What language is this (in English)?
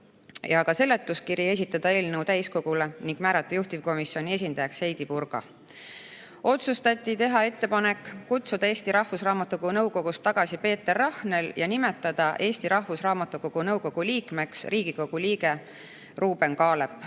Estonian